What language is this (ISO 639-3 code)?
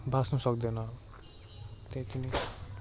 nep